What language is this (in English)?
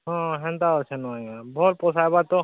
Odia